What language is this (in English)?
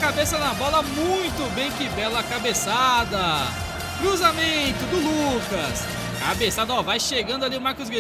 Portuguese